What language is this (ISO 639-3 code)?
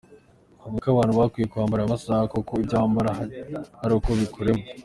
kin